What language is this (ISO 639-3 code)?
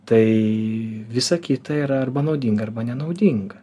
lit